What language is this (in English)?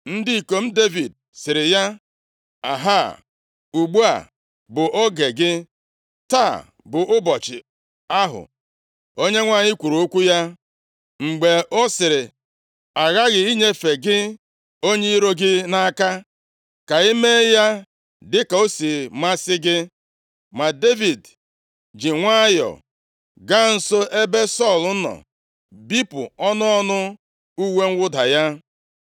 Igbo